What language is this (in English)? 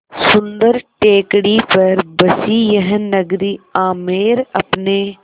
Hindi